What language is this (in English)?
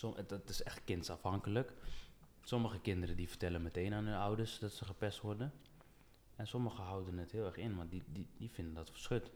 Dutch